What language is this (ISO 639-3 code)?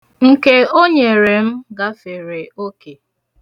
ibo